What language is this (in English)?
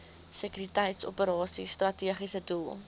Afrikaans